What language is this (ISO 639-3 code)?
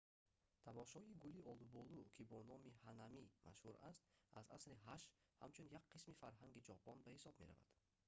tgk